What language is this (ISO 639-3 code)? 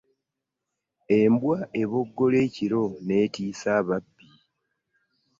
lug